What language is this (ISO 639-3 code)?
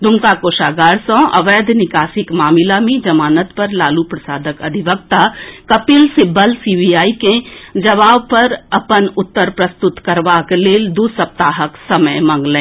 mai